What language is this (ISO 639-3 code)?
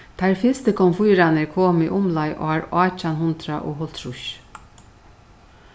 fao